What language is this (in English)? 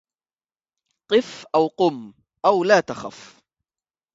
Arabic